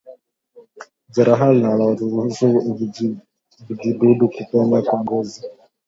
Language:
Swahili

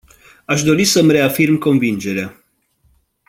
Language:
Romanian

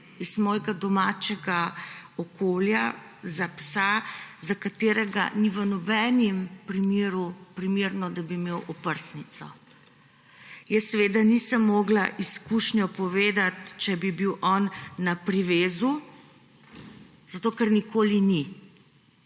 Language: Slovenian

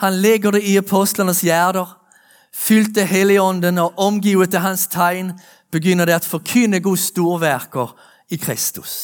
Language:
Danish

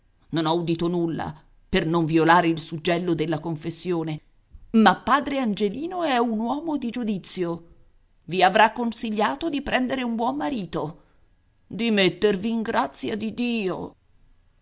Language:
Italian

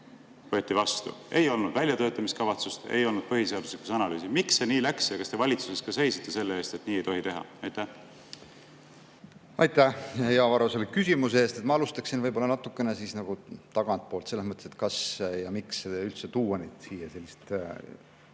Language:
Estonian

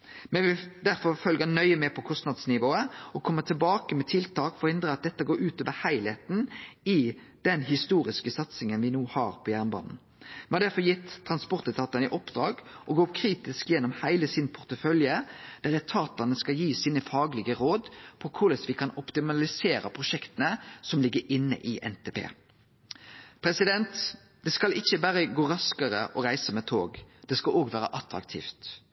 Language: Norwegian Nynorsk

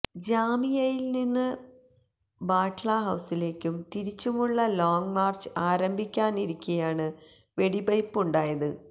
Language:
Malayalam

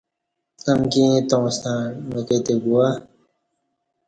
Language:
Kati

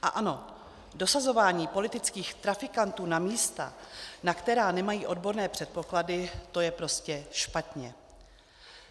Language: Czech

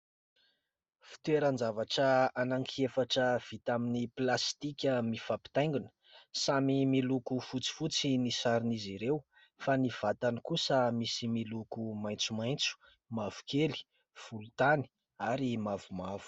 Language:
Malagasy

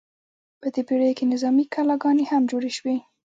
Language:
Pashto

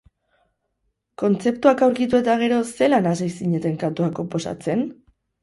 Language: Basque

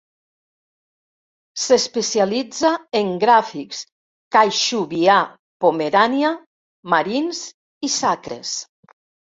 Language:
Catalan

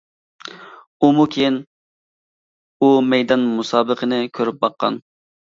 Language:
Uyghur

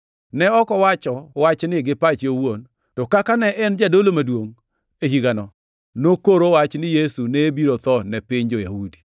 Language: Luo (Kenya and Tanzania)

